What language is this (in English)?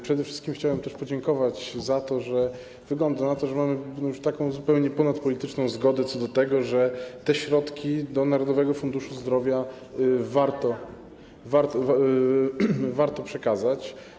Polish